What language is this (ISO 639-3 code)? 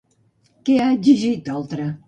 cat